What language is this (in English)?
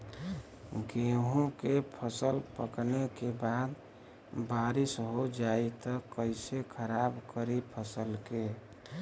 Bhojpuri